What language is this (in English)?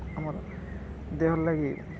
Odia